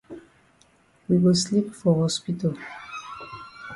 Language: Cameroon Pidgin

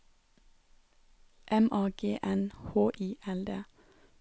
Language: Norwegian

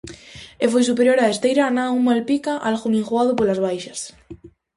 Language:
Galician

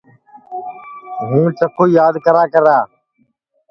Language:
Sansi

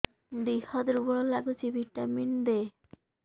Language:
Odia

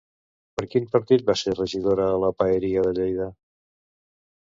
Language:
Catalan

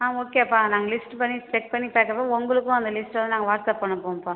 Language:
Tamil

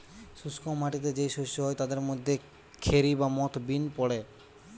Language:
Bangla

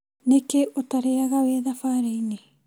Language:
Kikuyu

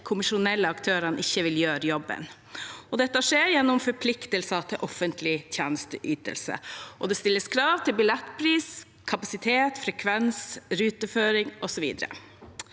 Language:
Norwegian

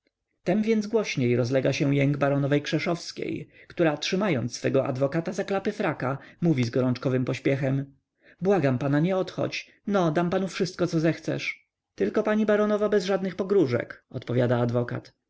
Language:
Polish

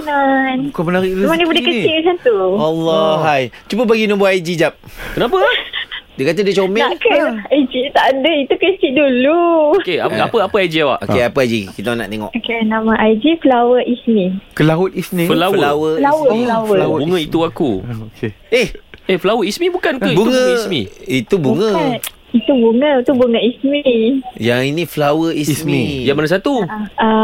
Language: Malay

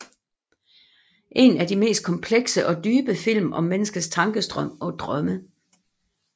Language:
Danish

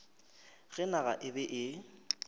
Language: Northern Sotho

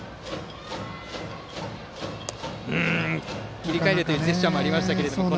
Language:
Japanese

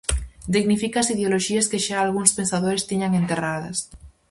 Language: Galician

